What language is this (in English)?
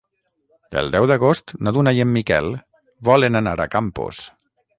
Catalan